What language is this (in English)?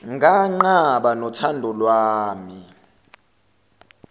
Zulu